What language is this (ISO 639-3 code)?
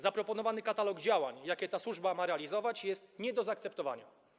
pol